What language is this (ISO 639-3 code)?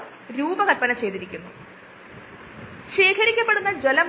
mal